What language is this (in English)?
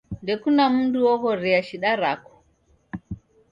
Taita